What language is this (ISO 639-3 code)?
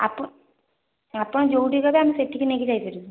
ori